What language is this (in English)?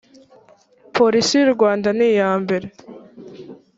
Kinyarwanda